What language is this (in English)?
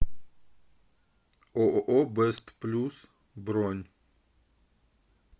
Russian